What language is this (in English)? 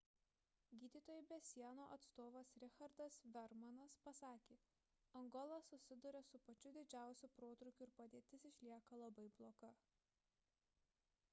Lithuanian